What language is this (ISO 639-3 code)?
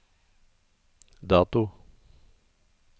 nor